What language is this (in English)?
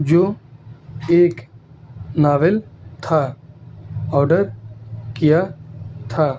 Urdu